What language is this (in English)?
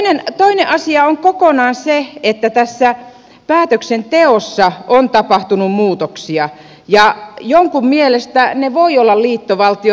Finnish